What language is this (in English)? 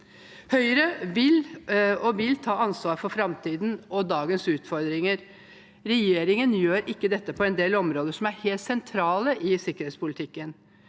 Norwegian